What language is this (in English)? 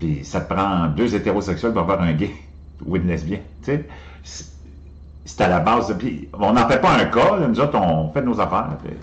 French